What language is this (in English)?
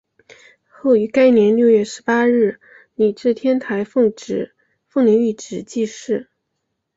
Chinese